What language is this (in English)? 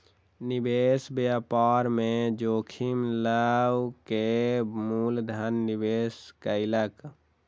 Maithili